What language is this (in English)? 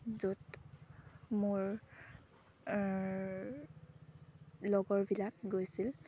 Assamese